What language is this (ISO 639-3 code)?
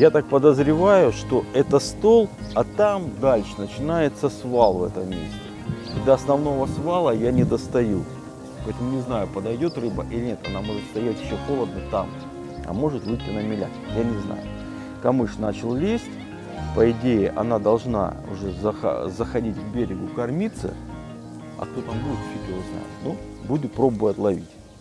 rus